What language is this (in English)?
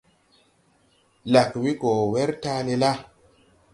Tupuri